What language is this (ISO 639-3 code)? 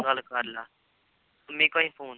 pan